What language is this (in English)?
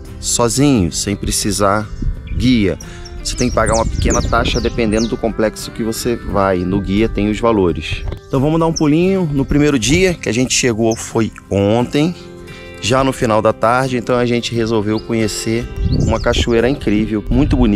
Portuguese